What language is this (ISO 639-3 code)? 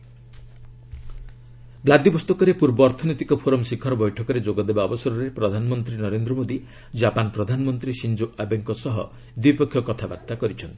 ori